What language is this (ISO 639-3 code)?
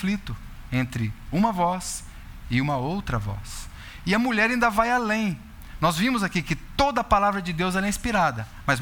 por